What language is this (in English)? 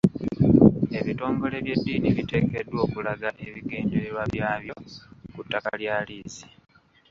Ganda